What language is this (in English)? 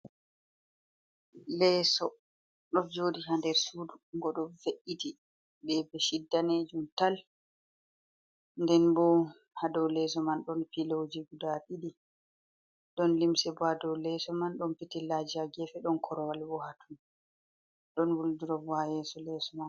Fula